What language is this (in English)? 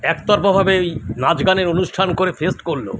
Bangla